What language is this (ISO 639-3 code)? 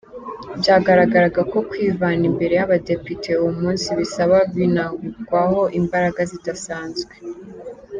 kin